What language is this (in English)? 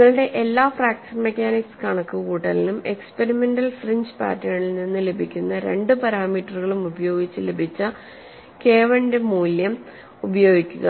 Malayalam